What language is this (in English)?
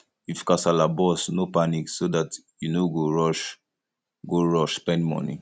Nigerian Pidgin